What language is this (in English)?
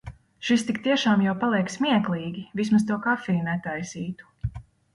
Latvian